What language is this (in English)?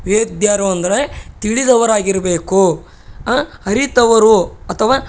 Kannada